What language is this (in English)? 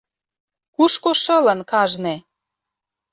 Mari